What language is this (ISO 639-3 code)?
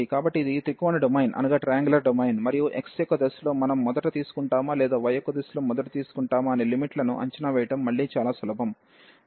tel